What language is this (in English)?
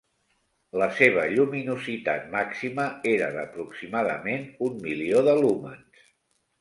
Catalan